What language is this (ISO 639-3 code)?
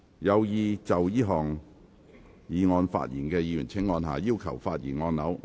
yue